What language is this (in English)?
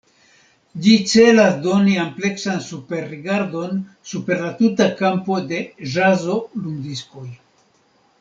Esperanto